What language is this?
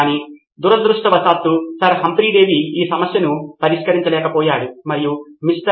Telugu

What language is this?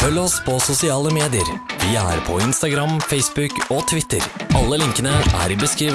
Norwegian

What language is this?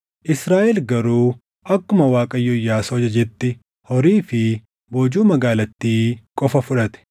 Oromo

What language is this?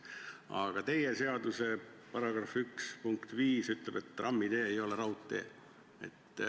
Estonian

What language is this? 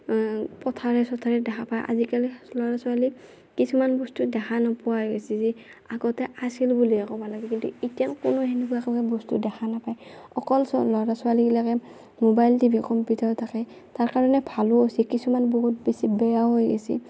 Assamese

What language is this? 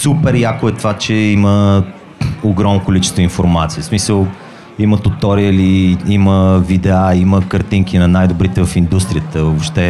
Bulgarian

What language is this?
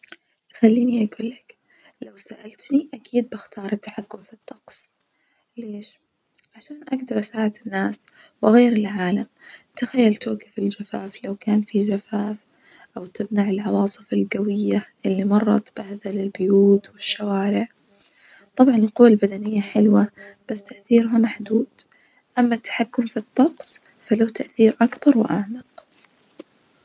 Najdi Arabic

